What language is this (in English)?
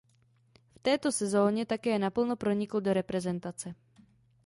Czech